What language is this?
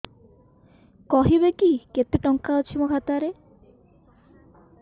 Odia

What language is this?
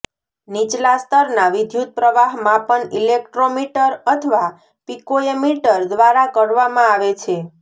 Gujarati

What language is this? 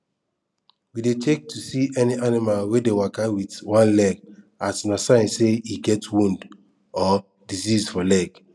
Nigerian Pidgin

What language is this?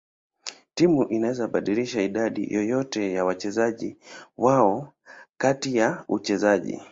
Swahili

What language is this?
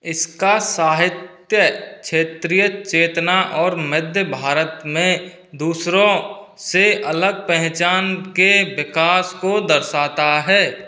Hindi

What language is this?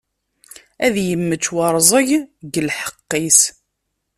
Kabyle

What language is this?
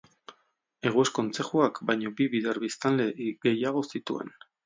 Basque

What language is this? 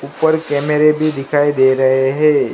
Hindi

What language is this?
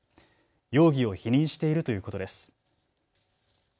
Japanese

